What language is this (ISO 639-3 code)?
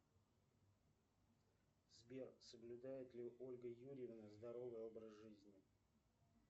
rus